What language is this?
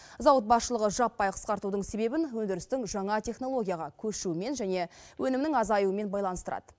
Kazakh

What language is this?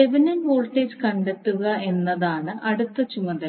Malayalam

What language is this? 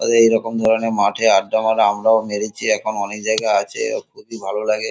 Bangla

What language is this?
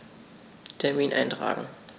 German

